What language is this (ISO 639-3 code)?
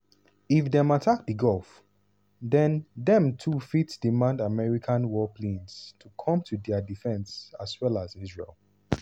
pcm